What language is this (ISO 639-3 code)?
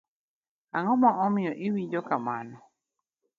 luo